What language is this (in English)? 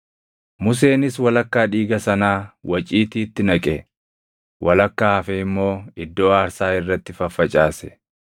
Oromo